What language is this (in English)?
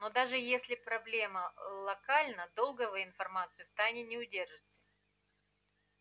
Russian